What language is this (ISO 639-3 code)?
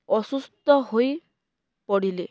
ori